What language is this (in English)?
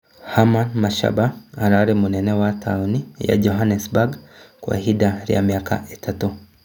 Kikuyu